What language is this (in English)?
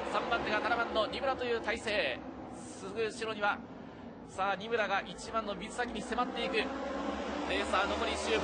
Japanese